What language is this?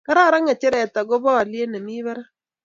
Kalenjin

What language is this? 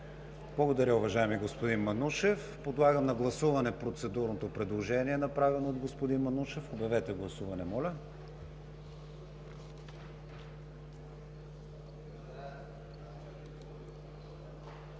Bulgarian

